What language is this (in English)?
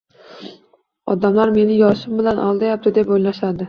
Uzbek